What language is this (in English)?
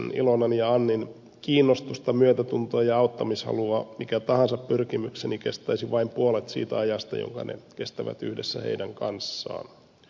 Finnish